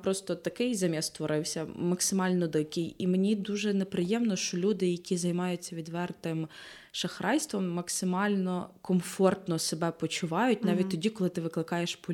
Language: Ukrainian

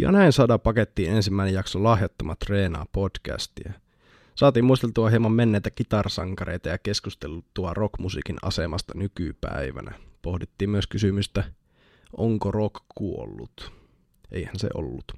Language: Finnish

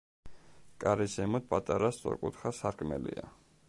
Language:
Georgian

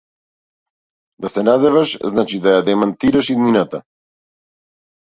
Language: Macedonian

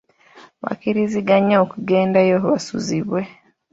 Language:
Ganda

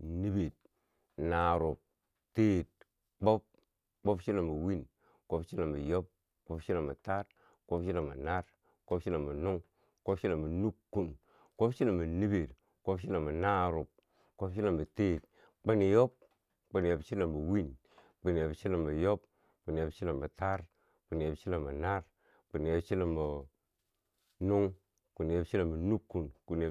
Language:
Bangwinji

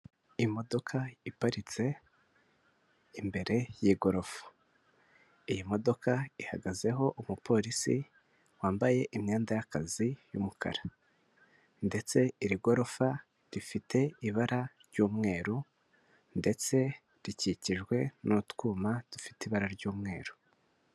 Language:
Kinyarwanda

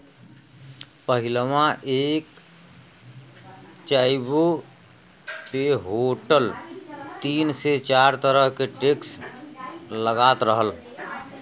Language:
Bhojpuri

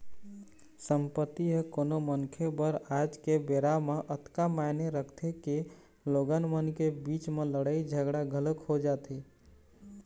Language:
Chhattisgarhi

